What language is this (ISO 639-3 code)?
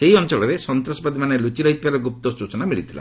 ori